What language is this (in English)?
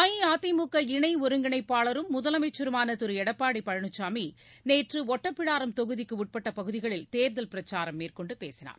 Tamil